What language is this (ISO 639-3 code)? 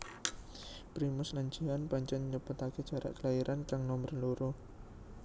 jav